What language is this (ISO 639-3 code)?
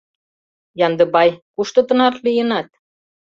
chm